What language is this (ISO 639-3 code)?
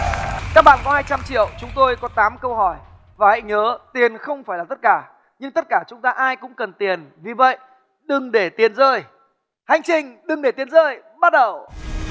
vie